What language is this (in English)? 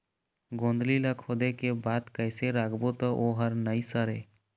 Chhattisgarhi